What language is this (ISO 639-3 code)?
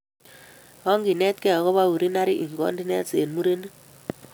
kln